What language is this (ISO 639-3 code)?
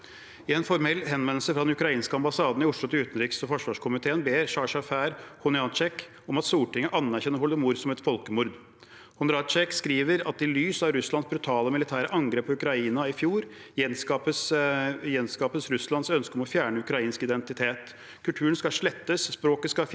nor